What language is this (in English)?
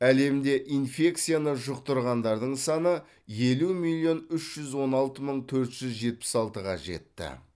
Kazakh